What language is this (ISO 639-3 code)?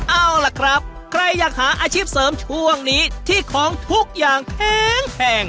tha